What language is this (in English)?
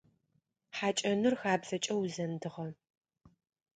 Adyghe